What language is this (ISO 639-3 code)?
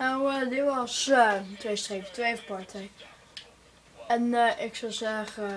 nld